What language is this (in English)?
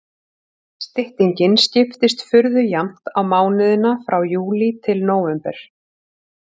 Icelandic